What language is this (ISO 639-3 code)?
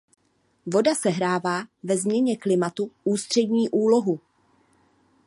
ces